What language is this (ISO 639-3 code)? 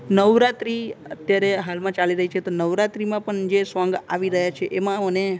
guj